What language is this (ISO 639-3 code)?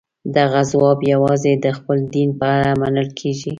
pus